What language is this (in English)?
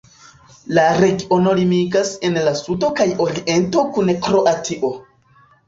Esperanto